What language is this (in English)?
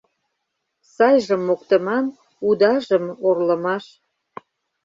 Mari